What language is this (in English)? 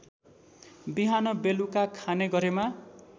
Nepali